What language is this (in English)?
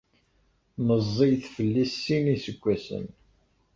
Kabyle